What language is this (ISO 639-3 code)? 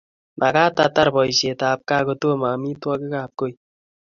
kln